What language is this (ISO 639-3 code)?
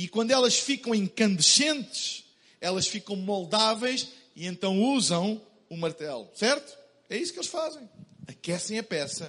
por